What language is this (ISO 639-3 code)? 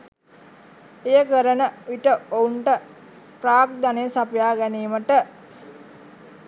sin